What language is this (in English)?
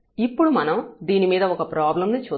Telugu